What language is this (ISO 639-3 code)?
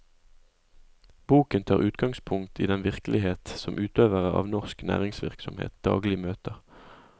nor